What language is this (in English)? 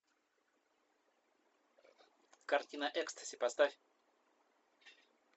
Russian